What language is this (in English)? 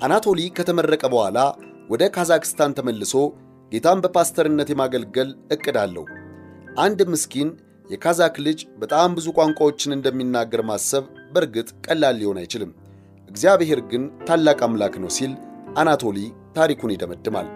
Amharic